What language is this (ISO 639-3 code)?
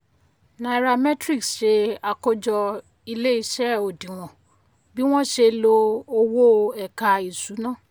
yor